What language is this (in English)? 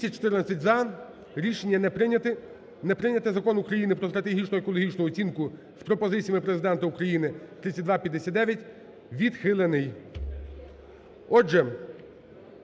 Ukrainian